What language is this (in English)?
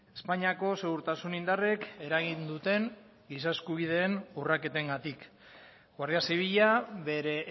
Basque